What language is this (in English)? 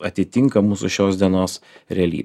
Lithuanian